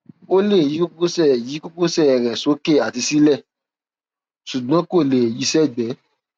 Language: Yoruba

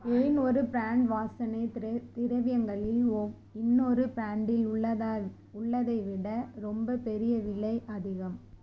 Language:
Tamil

